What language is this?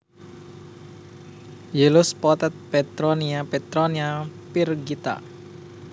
Javanese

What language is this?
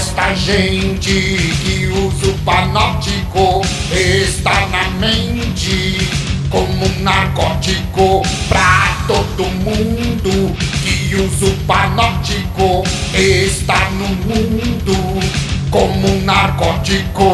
Portuguese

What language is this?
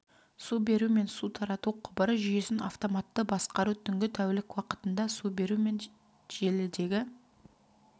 Kazakh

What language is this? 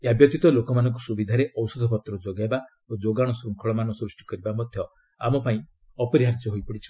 Odia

